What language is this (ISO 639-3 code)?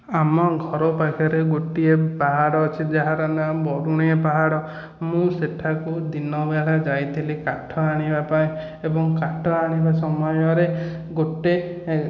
ori